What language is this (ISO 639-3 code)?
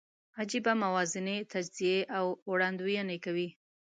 pus